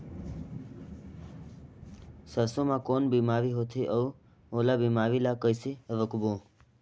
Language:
Chhattisgarhi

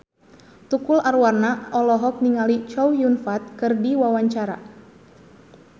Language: Sundanese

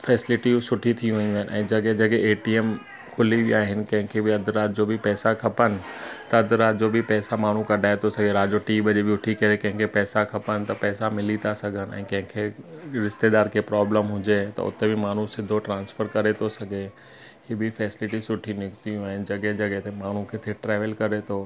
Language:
Sindhi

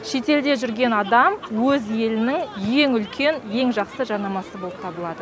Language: Kazakh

